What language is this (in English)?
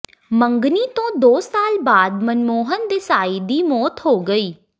Punjabi